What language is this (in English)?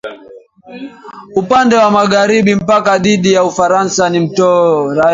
Swahili